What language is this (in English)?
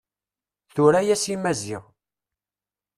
Kabyle